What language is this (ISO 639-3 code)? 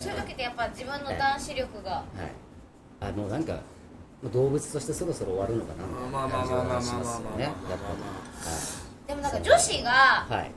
jpn